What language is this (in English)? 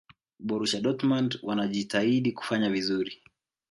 Swahili